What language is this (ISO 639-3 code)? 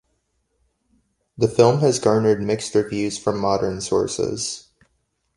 eng